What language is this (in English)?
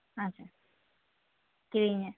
Santali